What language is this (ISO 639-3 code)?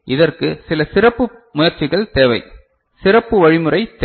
tam